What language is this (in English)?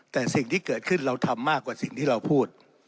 Thai